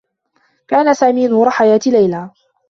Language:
Arabic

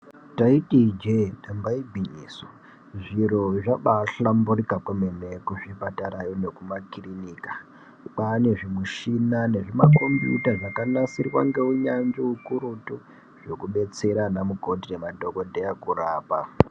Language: Ndau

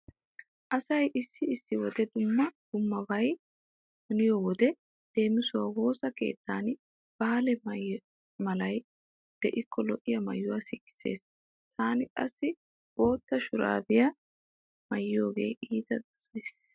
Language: Wolaytta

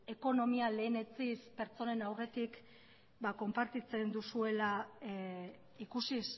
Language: Basque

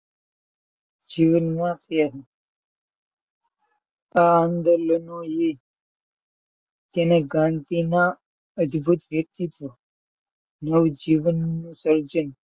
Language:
Gujarati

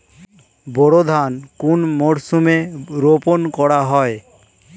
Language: Bangla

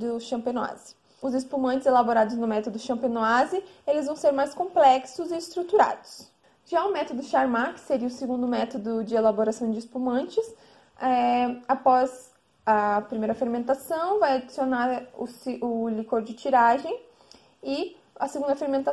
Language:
Portuguese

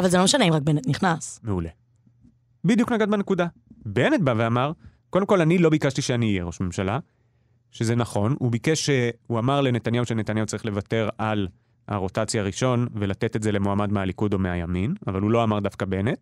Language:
Hebrew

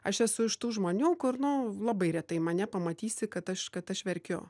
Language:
Lithuanian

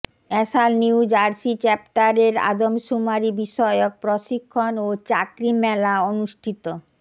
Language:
Bangla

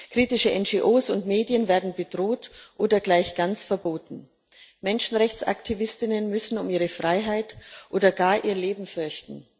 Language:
German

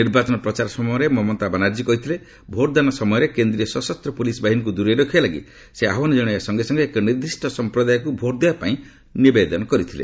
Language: Odia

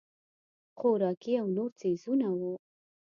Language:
Pashto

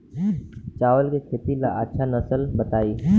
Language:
Bhojpuri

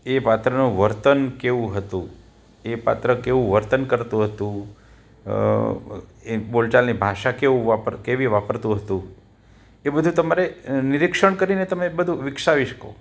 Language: Gujarati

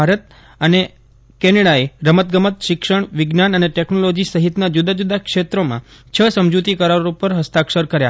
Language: Gujarati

